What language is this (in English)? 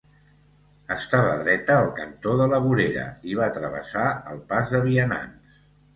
Catalan